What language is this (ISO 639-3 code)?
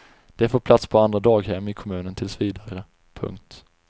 swe